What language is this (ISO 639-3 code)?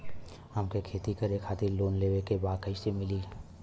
bho